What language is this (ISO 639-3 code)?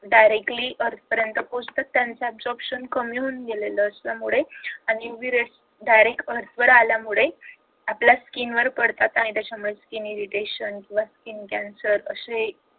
mar